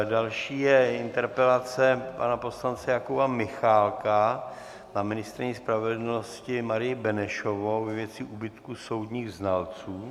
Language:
Czech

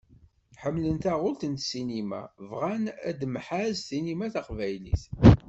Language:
Kabyle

